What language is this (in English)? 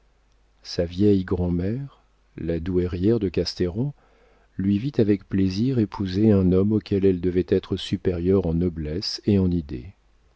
French